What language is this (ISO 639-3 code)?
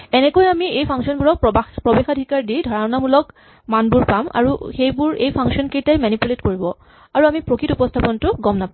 asm